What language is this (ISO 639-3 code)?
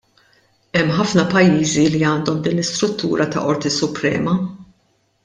mlt